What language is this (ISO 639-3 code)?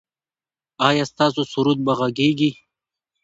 pus